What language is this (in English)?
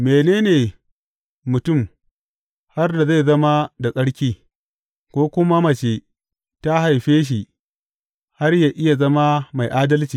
Hausa